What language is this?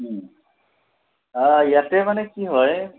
Assamese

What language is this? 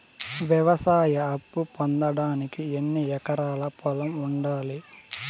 Telugu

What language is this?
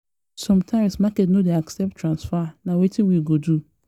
Nigerian Pidgin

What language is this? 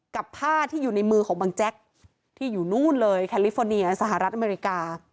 Thai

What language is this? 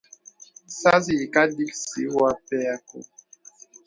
Bebele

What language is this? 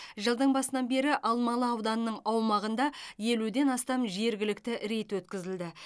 Kazakh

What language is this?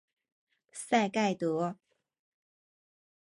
Chinese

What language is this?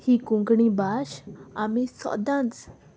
Konkani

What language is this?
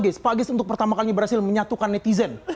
Indonesian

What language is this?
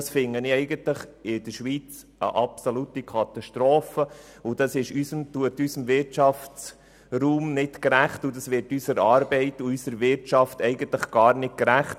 Swiss German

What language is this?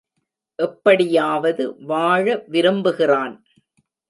Tamil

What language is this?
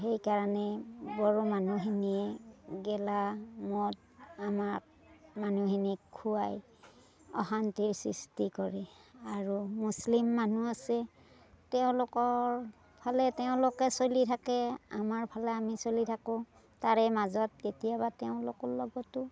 Assamese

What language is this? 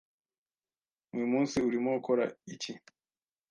Kinyarwanda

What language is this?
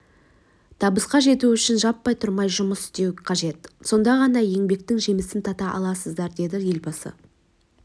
Kazakh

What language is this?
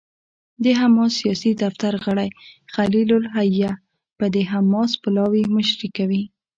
Pashto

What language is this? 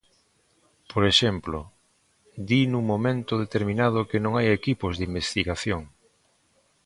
Galician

